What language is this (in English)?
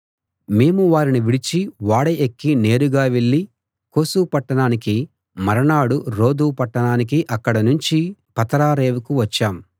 Telugu